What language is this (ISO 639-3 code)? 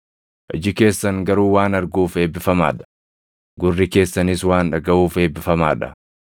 orm